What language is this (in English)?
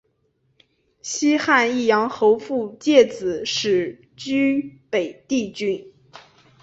Chinese